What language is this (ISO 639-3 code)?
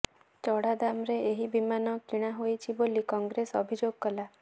ori